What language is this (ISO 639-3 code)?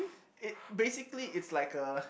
eng